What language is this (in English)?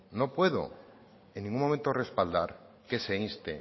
Spanish